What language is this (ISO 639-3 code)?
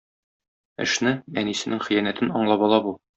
tat